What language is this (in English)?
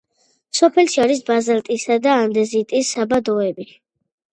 Georgian